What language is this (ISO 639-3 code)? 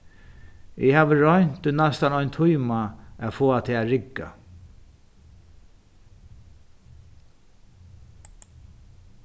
fao